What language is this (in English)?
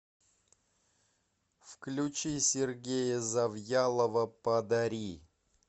Russian